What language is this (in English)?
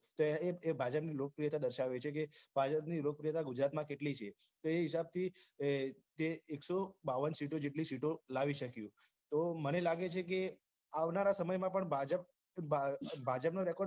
Gujarati